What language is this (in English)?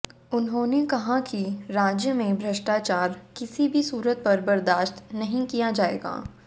Hindi